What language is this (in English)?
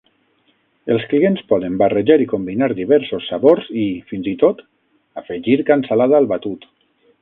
Catalan